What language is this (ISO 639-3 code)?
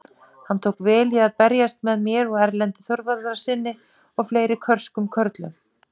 isl